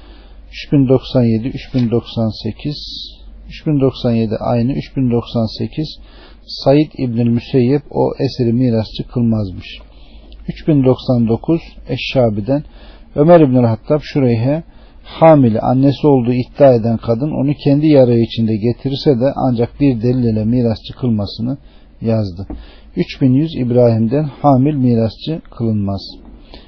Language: Turkish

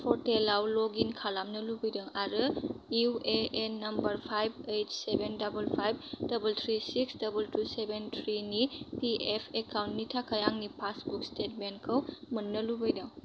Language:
Bodo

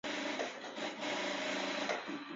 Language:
Chinese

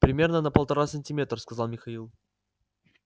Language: Russian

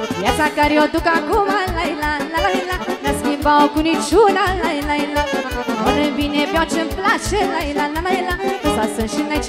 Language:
Romanian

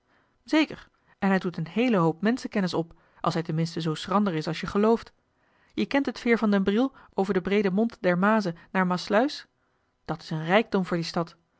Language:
Dutch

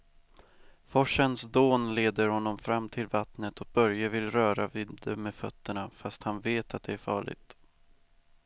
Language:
Swedish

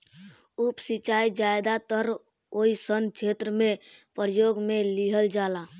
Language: Bhojpuri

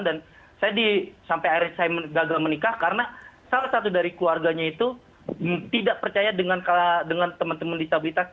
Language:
Indonesian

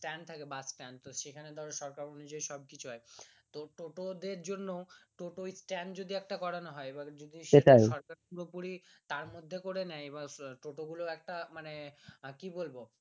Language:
Bangla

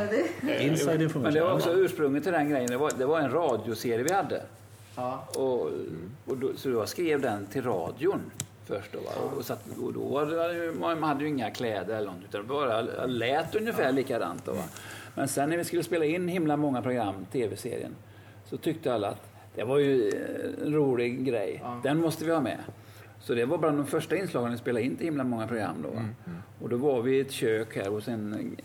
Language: Swedish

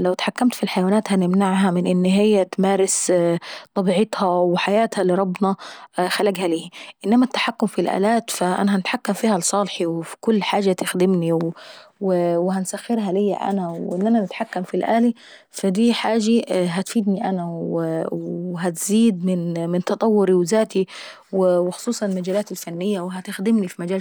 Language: Saidi Arabic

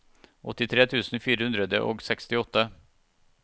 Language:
Norwegian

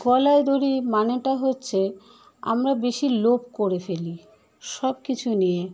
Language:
Bangla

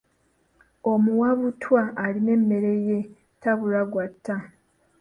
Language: Ganda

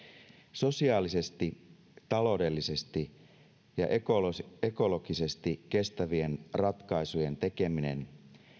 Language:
Finnish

